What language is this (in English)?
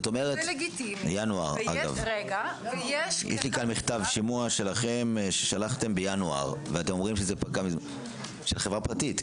Hebrew